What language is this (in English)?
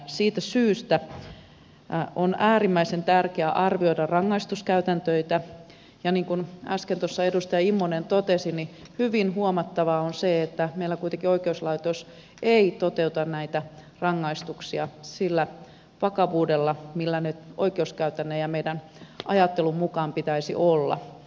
Finnish